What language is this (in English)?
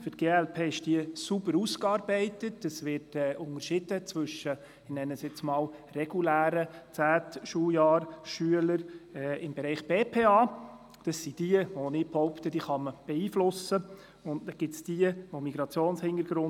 Swiss German